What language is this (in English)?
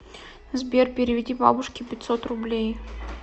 Russian